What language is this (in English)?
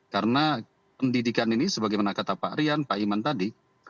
Indonesian